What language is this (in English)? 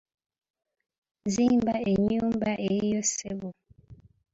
Ganda